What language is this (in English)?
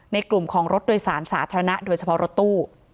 Thai